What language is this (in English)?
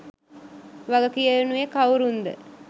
Sinhala